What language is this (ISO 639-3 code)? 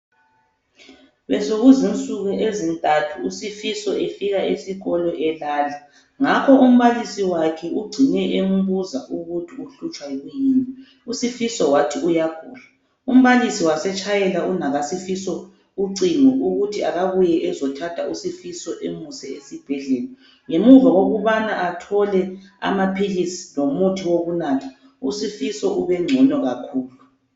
nde